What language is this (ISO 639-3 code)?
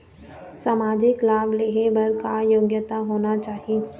hne